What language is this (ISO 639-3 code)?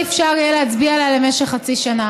heb